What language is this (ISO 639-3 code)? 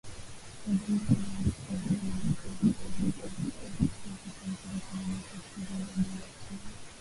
swa